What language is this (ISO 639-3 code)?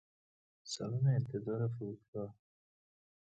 fas